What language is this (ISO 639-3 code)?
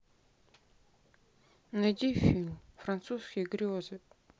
rus